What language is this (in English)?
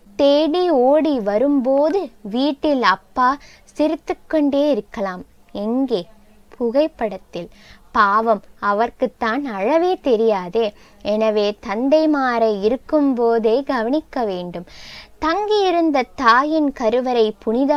Tamil